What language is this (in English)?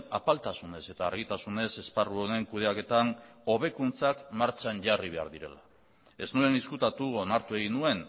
Basque